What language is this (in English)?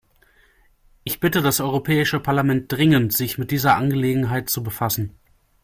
German